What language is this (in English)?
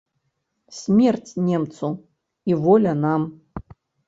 Belarusian